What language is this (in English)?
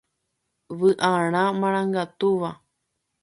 Guarani